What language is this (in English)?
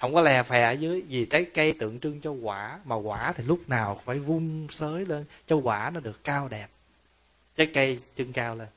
Vietnamese